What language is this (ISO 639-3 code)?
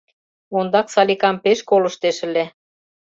chm